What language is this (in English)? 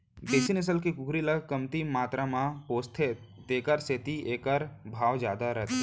Chhattisgarhi